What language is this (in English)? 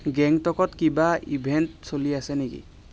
Assamese